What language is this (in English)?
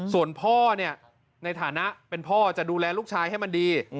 Thai